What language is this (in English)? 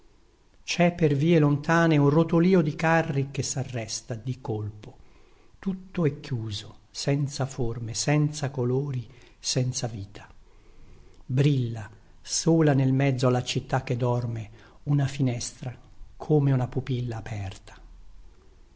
Italian